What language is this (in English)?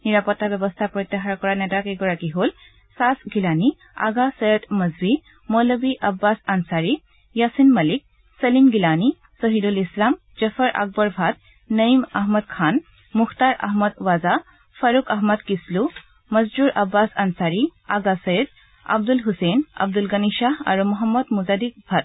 Assamese